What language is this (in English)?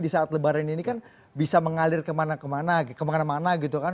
Indonesian